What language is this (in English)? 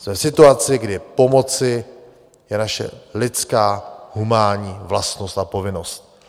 Czech